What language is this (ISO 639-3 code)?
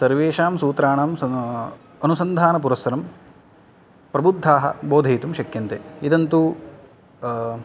san